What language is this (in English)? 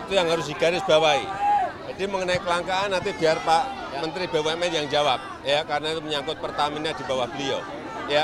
Indonesian